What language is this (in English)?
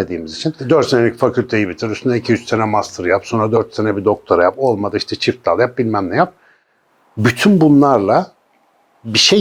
Turkish